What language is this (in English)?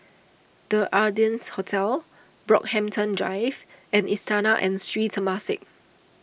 English